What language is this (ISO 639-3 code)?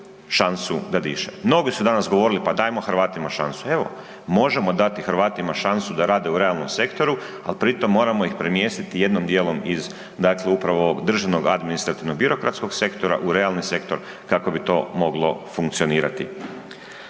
hrv